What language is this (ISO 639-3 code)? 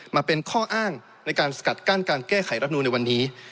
tha